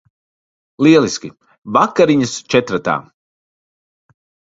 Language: Latvian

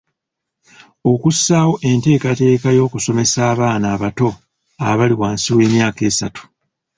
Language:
Ganda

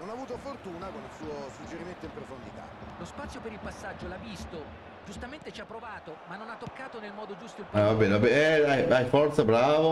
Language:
Italian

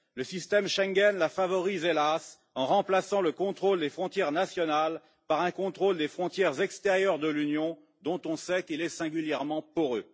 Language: French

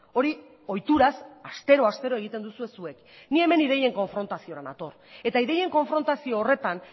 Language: Basque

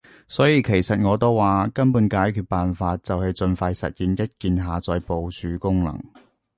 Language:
Cantonese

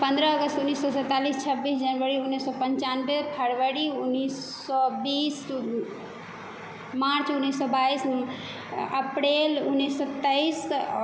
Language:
Maithili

